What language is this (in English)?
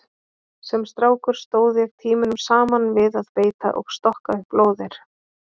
Icelandic